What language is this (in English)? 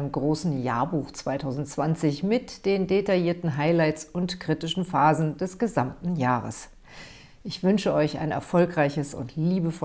German